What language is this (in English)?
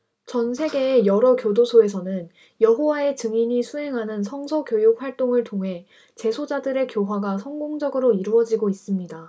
Korean